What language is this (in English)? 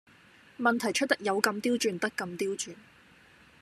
Cantonese